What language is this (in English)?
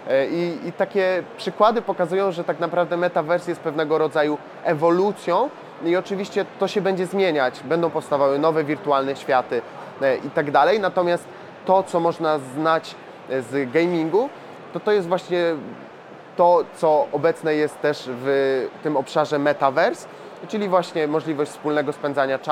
Polish